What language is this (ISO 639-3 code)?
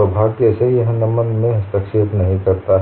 hin